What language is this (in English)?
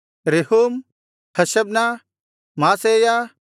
Kannada